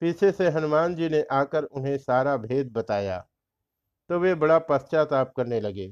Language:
Hindi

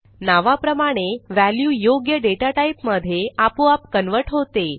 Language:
Marathi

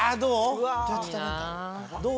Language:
Japanese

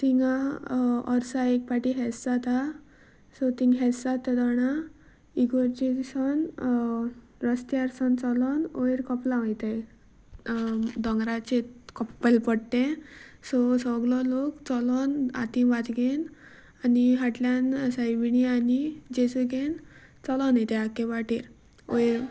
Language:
Konkani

